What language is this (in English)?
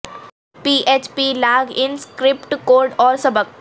Urdu